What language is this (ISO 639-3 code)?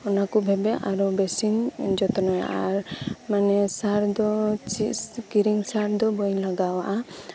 sat